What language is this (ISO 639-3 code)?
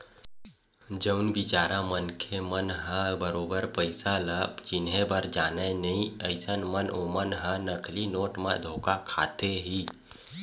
hne